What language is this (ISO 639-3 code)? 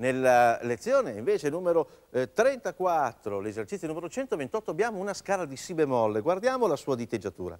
ita